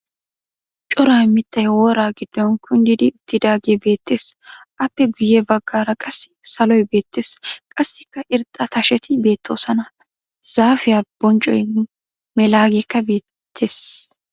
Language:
Wolaytta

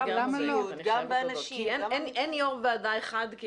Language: Hebrew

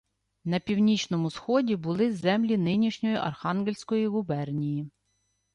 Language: Ukrainian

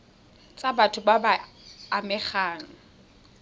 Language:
Tswana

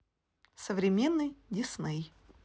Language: Russian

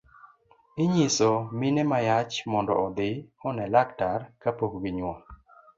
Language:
Luo (Kenya and Tanzania)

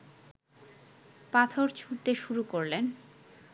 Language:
Bangla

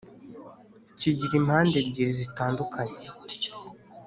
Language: Kinyarwanda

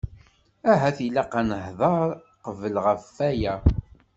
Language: Kabyle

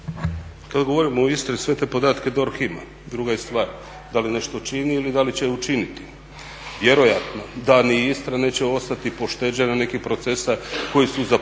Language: Croatian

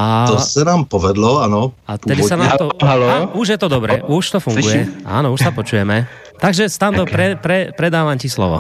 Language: Czech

